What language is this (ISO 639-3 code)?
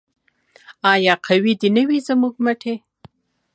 pus